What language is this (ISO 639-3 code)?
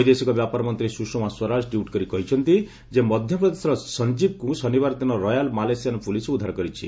ori